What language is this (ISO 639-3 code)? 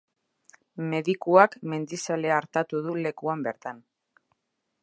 eus